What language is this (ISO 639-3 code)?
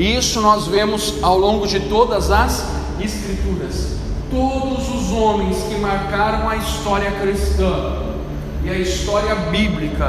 por